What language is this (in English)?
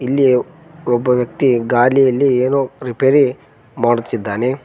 Kannada